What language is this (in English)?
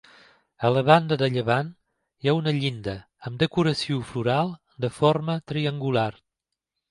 Catalan